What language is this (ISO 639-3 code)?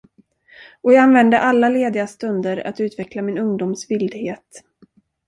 swe